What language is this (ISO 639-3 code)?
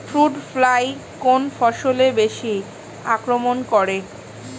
ben